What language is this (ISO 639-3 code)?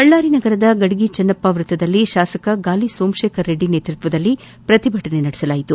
kan